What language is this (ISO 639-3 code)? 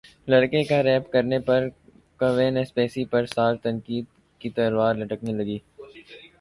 urd